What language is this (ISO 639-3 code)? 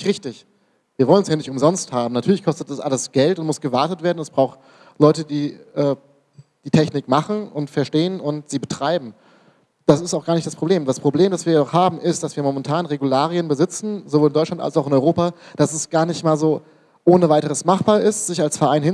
deu